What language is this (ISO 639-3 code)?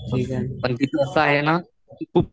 mar